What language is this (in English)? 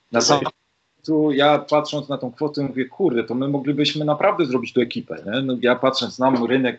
Polish